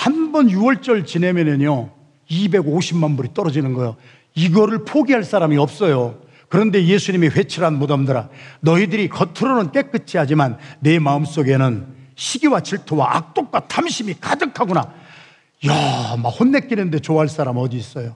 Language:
Korean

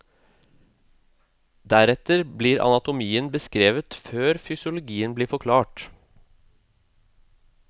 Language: Norwegian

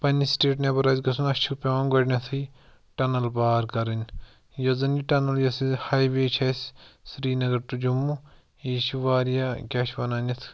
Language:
Kashmiri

